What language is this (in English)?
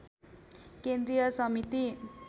Nepali